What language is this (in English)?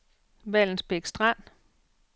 Danish